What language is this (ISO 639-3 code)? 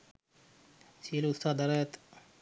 sin